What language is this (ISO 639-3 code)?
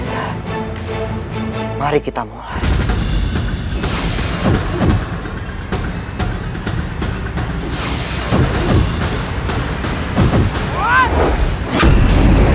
ind